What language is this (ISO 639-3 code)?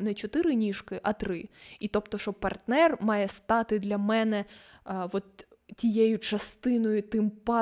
ukr